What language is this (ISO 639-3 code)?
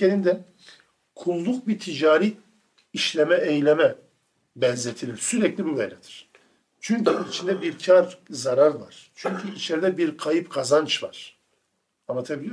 tur